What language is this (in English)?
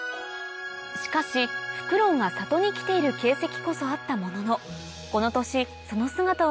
Japanese